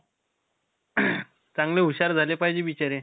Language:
Marathi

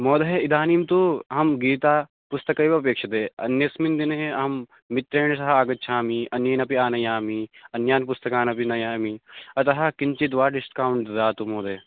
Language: Sanskrit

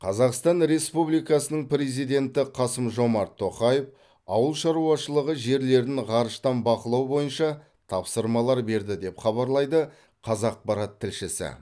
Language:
Kazakh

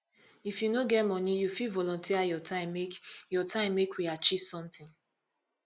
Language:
Nigerian Pidgin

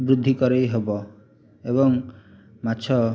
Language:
Odia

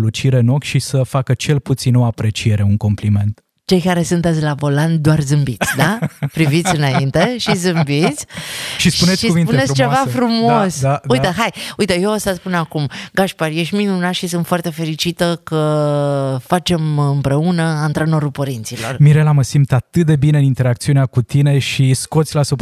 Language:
Romanian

